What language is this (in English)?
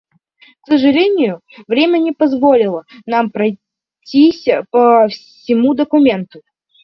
Russian